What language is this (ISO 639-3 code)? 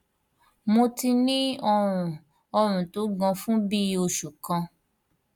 yor